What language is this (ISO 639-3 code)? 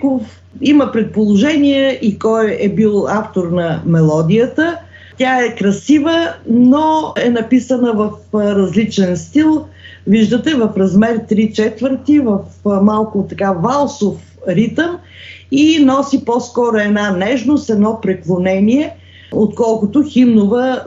bul